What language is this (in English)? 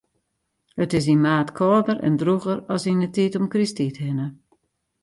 Western Frisian